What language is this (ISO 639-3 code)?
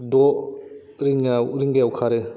brx